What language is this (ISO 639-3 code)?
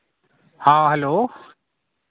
sat